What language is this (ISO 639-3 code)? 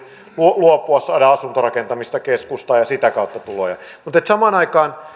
fin